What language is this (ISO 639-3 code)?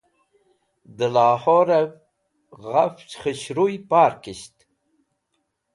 wbl